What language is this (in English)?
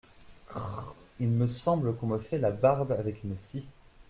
French